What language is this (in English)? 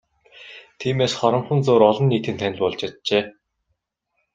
Mongolian